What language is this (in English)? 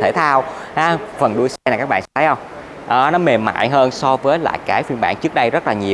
Vietnamese